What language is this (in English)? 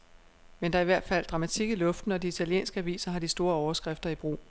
Danish